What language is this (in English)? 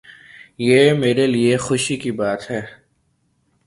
Urdu